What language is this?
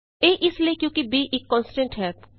Punjabi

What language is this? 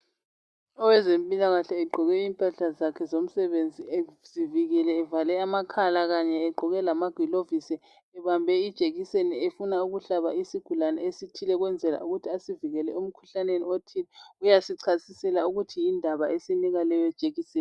North Ndebele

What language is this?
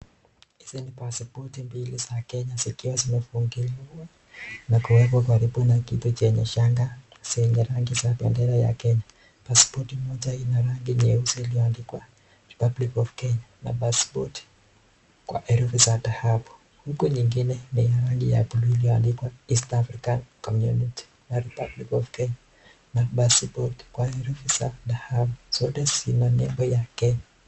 Swahili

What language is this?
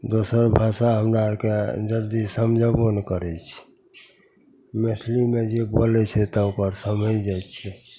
Maithili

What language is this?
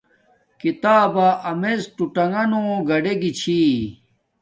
Domaaki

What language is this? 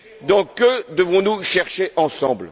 French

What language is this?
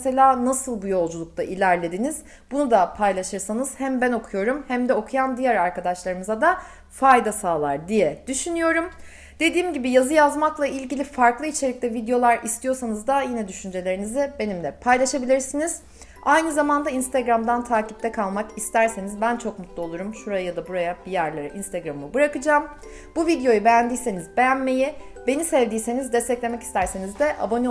Turkish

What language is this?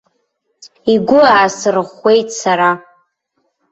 Abkhazian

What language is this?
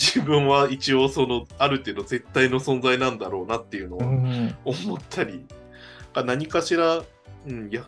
Japanese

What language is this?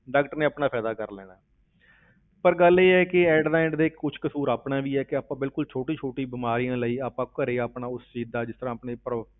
Punjabi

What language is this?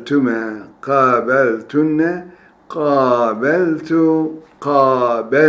Turkish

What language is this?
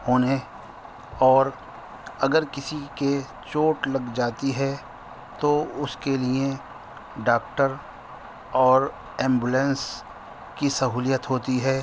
Urdu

